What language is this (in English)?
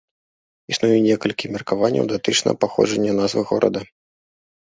Belarusian